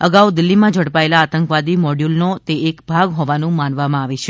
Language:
Gujarati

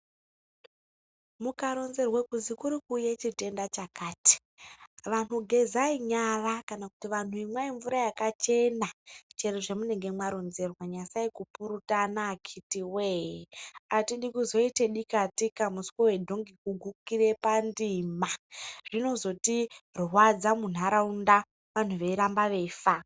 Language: Ndau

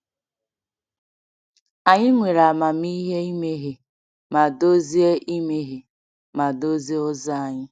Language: Igbo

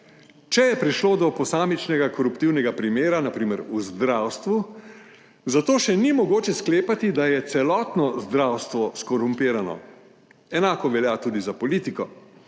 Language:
Slovenian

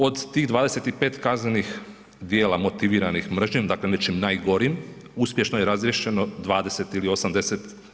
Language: Croatian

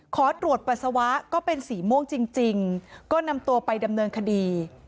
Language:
Thai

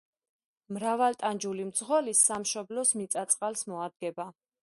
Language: Georgian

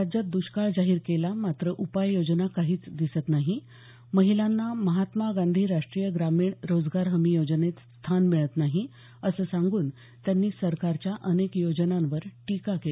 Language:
Marathi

